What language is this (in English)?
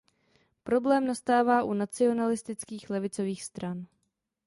Czech